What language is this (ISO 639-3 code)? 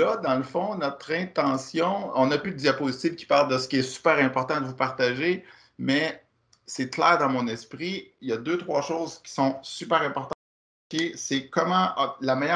fra